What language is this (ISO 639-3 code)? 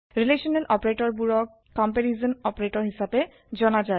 asm